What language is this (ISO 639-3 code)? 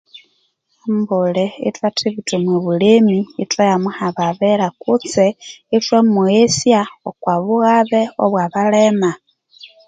koo